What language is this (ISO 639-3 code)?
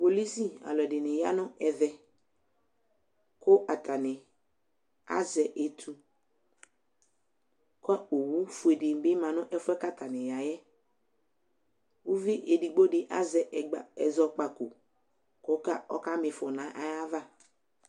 kpo